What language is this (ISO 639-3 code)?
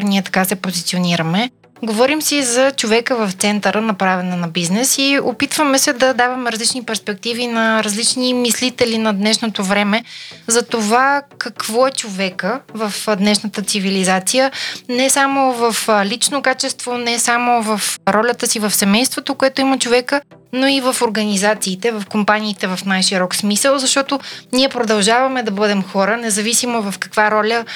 bul